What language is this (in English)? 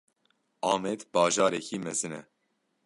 Kurdish